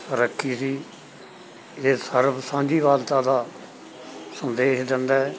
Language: Punjabi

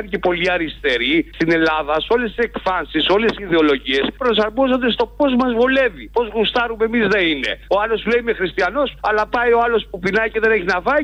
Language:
Greek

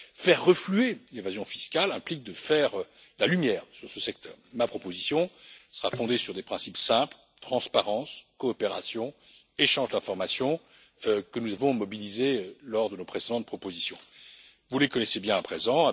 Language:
French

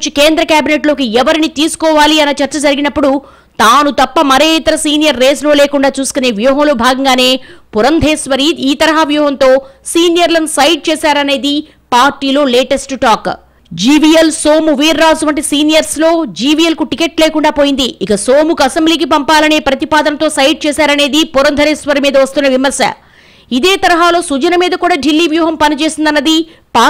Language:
Telugu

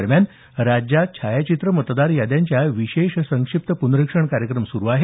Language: Marathi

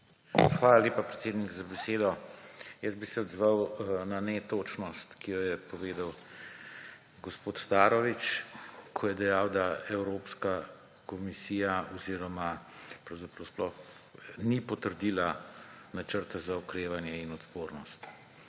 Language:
Slovenian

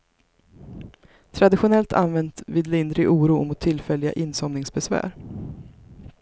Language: Swedish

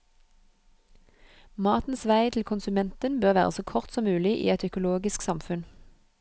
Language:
Norwegian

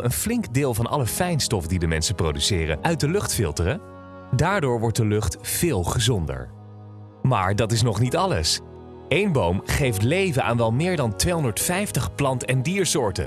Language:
Dutch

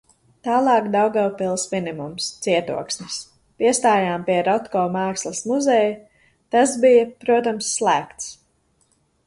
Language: Latvian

